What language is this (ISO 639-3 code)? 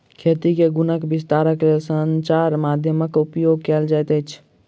mai